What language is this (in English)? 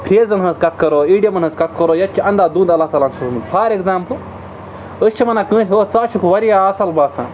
Kashmiri